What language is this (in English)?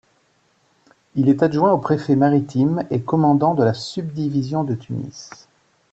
French